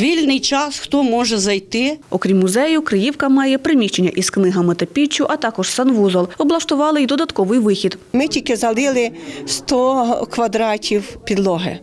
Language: Ukrainian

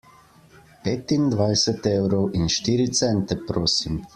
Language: Slovenian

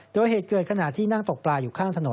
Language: Thai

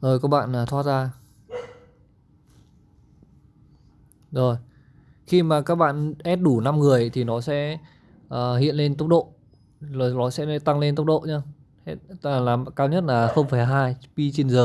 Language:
Vietnamese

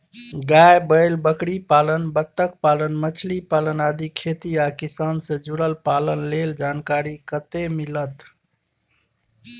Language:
Maithili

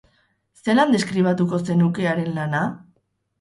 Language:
Basque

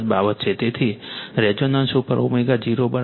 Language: Gujarati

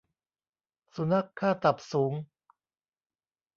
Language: Thai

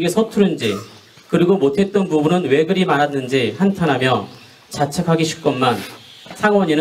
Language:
Korean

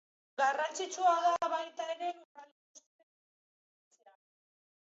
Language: Basque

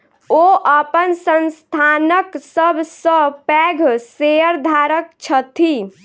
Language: Maithili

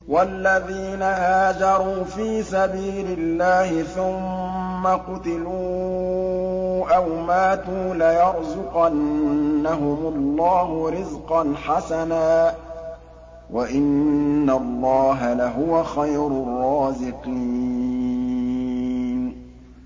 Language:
Arabic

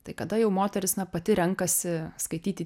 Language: Lithuanian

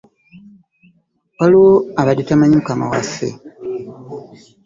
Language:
Ganda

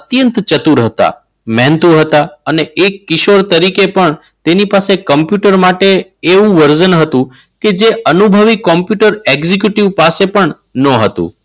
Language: Gujarati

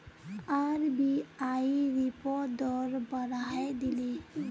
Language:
Magahi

